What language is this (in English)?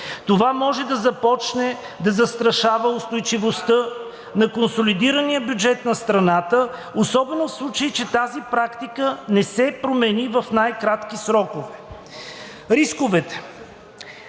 Bulgarian